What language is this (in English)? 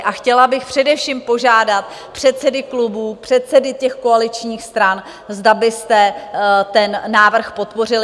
Czech